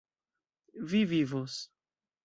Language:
Esperanto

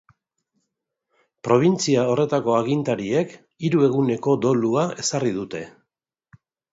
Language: Basque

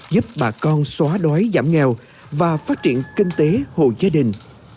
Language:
Vietnamese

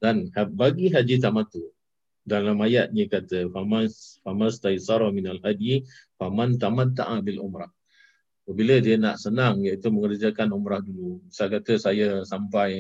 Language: Malay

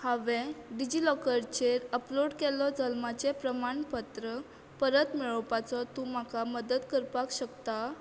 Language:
Konkani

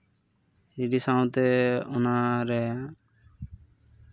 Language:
Santali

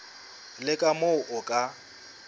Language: Southern Sotho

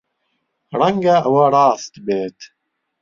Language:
Central Kurdish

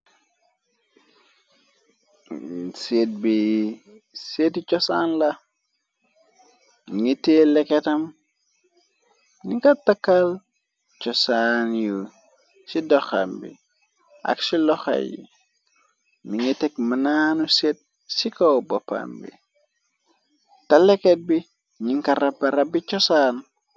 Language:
Wolof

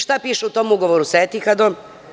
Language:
Serbian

